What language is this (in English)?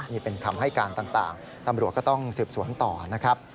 Thai